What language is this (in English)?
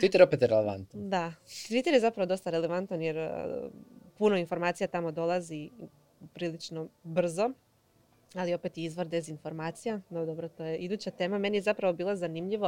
Croatian